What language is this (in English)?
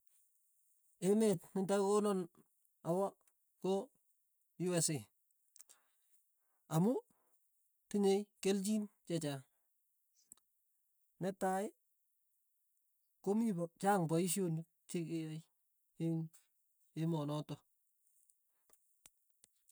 Tugen